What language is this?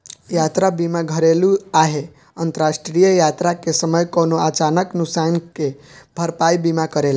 Bhojpuri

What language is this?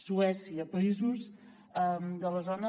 Catalan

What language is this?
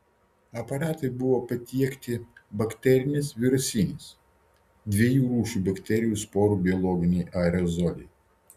Lithuanian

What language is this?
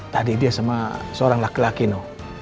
Indonesian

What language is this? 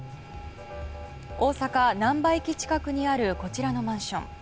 Japanese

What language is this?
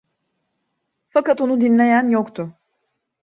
Turkish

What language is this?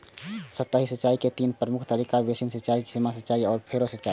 Maithili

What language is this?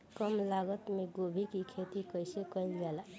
Bhojpuri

